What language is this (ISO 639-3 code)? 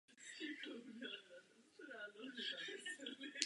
ces